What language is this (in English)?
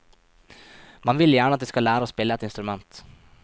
Norwegian